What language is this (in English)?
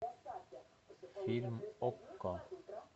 Russian